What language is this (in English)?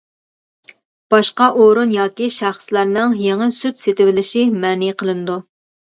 Uyghur